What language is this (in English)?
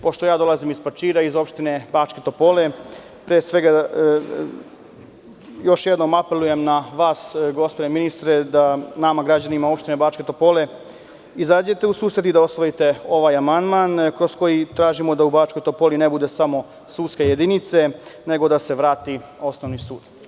Serbian